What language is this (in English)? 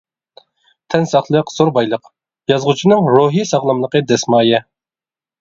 Uyghur